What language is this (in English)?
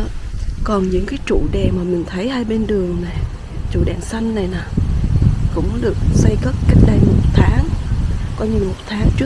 Vietnamese